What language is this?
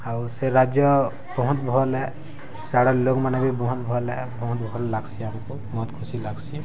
Odia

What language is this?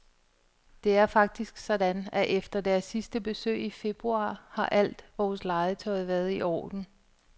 Danish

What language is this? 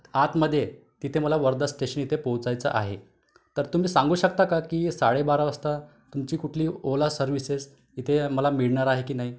Marathi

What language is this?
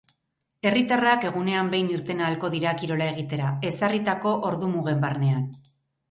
Basque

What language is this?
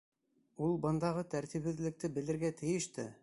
Bashkir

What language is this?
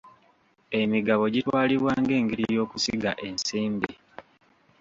Ganda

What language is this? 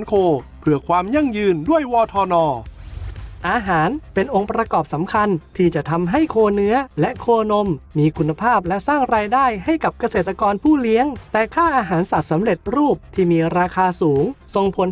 Thai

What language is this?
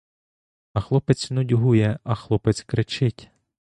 Ukrainian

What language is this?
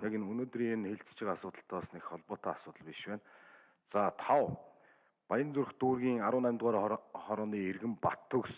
Turkish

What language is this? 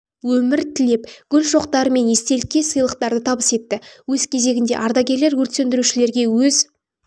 Kazakh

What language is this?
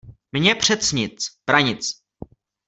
Czech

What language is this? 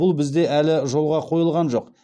Kazakh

